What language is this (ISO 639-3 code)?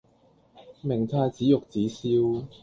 yue